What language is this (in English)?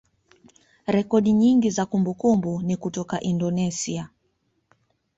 Swahili